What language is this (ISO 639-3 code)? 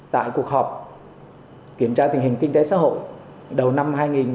vie